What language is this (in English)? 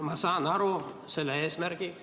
Estonian